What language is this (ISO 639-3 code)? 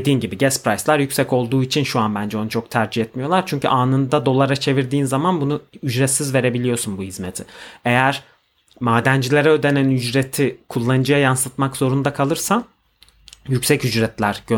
tur